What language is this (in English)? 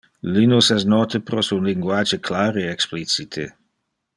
Interlingua